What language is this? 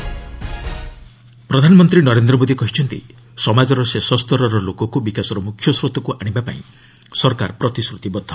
Odia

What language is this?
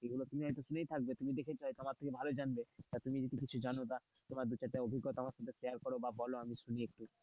Bangla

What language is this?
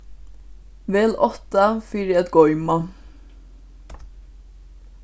Faroese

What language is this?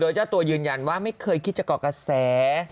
Thai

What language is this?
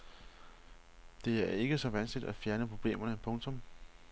Danish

